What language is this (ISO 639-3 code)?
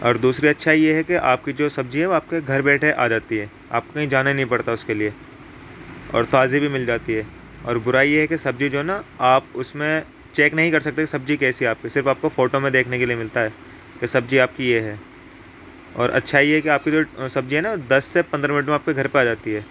urd